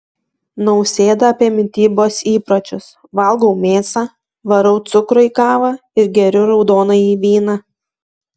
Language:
Lithuanian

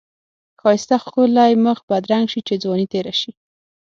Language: Pashto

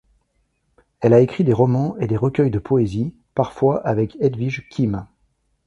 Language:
French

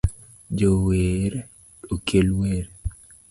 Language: Luo (Kenya and Tanzania)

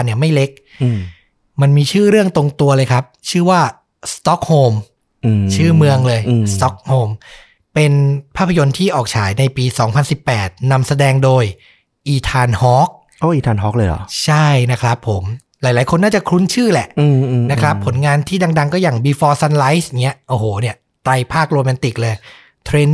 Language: Thai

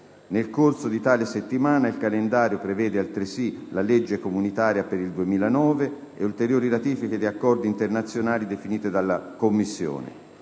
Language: Italian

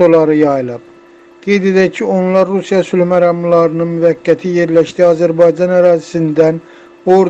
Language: Turkish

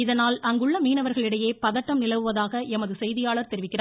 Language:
Tamil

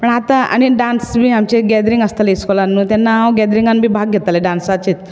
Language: Konkani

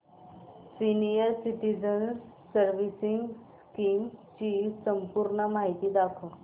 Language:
Marathi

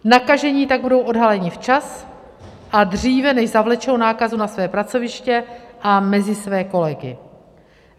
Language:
Czech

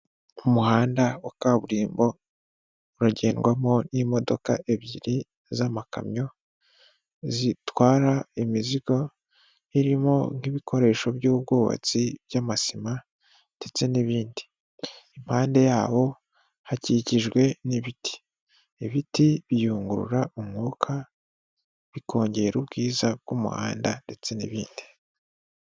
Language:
Kinyarwanda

